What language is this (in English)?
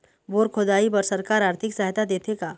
Chhattisgarhi